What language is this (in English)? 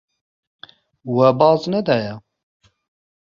Kurdish